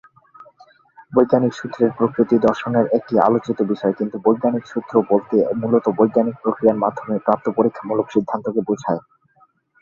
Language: Bangla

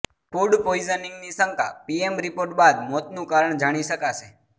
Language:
Gujarati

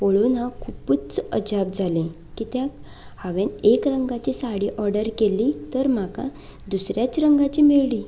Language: Konkani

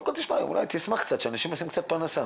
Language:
Hebrew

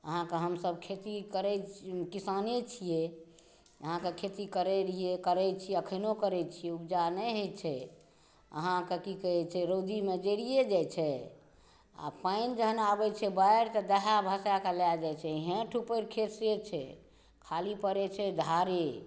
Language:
Maithili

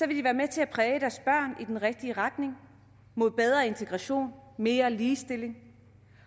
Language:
Danish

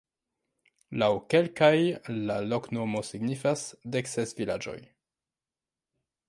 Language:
Esperanto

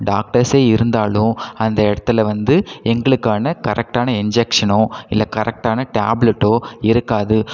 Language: Tamil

